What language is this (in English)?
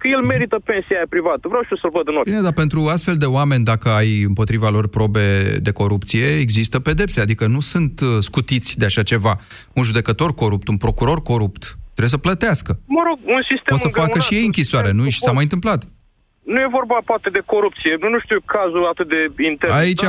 Romanian